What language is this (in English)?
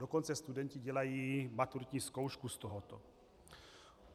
Czech